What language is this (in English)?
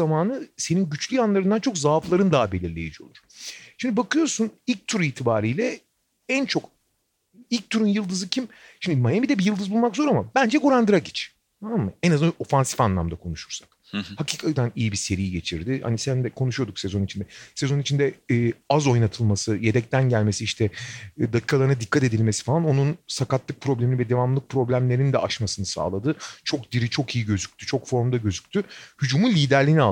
Turkish